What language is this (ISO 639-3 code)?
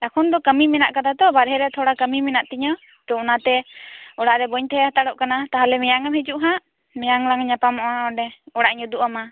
sat